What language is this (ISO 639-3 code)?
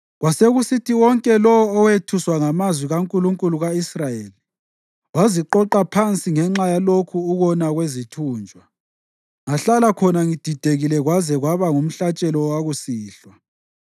nde